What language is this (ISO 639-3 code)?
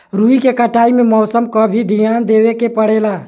bho